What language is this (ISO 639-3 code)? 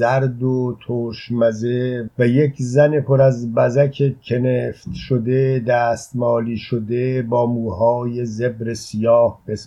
fas